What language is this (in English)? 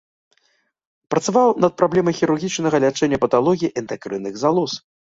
Belarusian